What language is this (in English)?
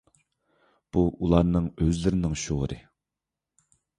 Uyghur